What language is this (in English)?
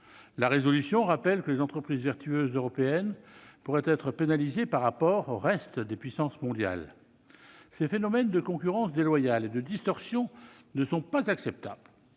French